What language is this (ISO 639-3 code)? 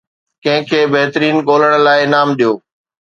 snd